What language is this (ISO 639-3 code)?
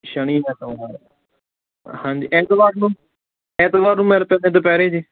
pan